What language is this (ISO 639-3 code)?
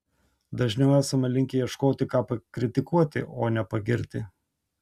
lit